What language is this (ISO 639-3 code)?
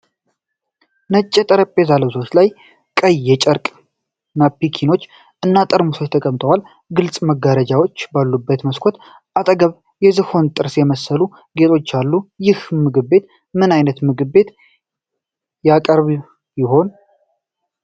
amh